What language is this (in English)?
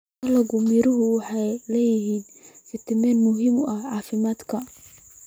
Somali